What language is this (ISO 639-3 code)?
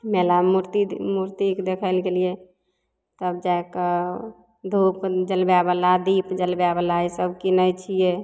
mai